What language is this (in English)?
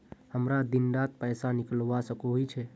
Magahi